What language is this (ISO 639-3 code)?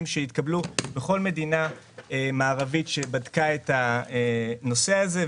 heb